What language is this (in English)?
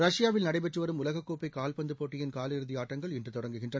Tamil